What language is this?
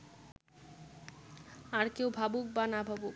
Bangla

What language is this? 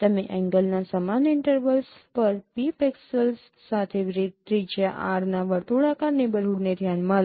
Gujarati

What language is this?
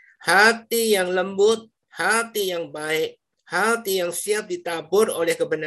Indonesian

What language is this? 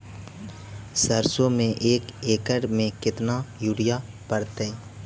Magahi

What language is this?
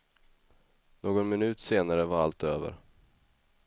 Swedish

